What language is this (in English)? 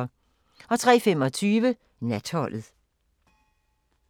Danish